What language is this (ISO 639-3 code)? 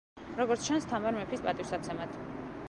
kat